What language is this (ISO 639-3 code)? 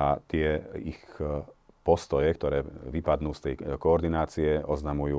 slk